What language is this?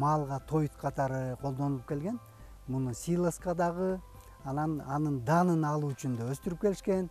Turkish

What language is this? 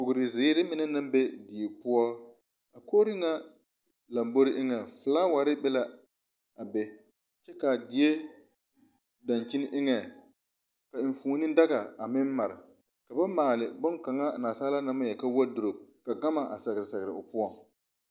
Southern Dagaare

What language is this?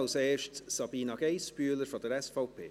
Swiss German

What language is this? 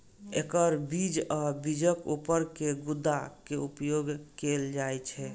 Maithili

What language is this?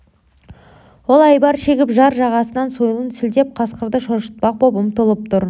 Kazakh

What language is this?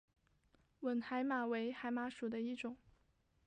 Chinese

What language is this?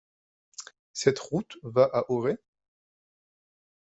French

